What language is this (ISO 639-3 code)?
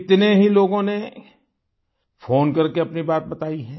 hin